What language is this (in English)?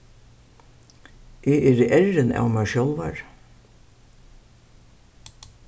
Faroese